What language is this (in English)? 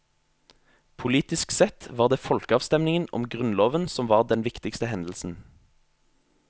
Norwegian